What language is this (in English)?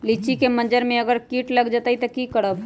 Magahi